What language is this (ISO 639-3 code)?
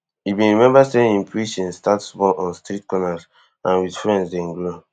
pcm